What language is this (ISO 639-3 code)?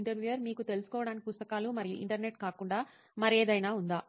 tel